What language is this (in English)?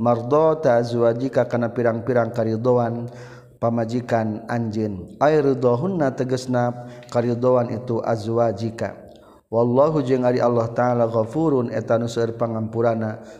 Malay